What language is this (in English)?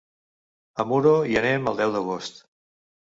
Catalan